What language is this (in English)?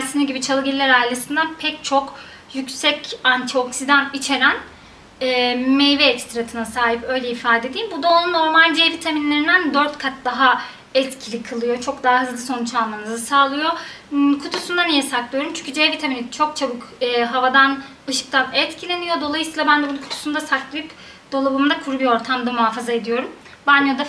Turkish